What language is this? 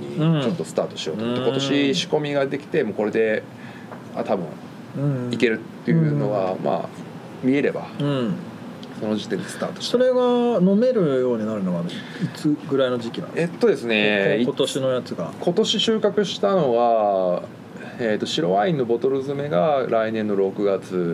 Japanese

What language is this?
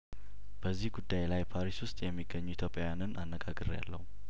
Amharic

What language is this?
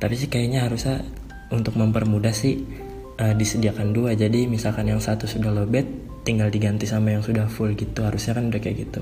Indonesian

